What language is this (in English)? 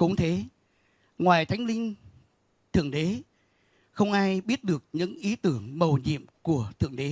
Vietnamese